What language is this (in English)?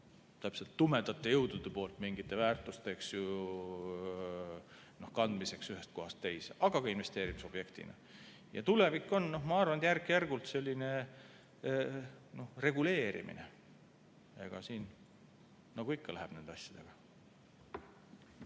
Estonian